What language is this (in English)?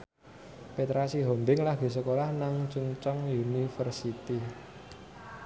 Javanese